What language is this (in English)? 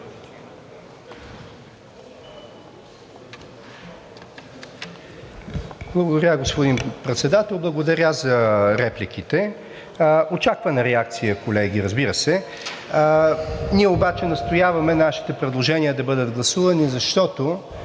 Bulgarian